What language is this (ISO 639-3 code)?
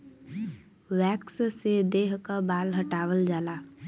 bho